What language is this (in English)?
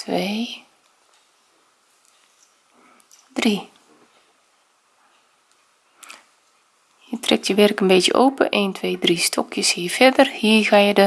Dutch